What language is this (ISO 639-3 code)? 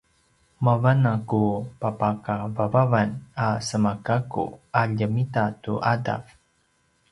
pwn